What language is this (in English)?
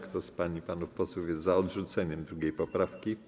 Polish